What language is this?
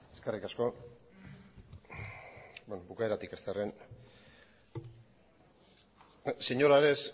Basque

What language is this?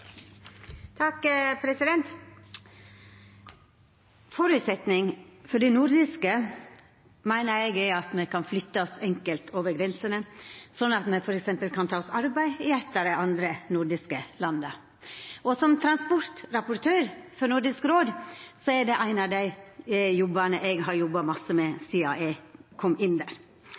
Norwegian Nynorsk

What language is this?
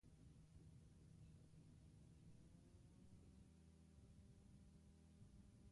Basque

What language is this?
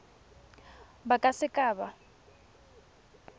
Tswana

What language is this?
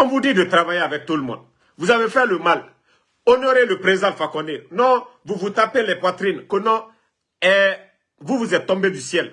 French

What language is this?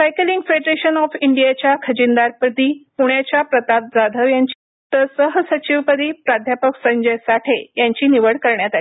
Marathi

